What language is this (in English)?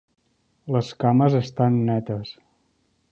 Catalan